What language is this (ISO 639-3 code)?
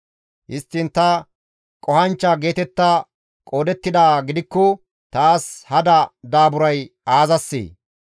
gmv